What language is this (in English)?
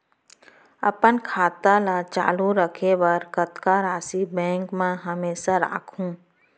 Chhattisgarhi